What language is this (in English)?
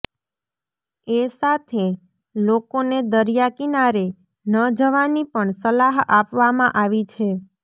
Gujarati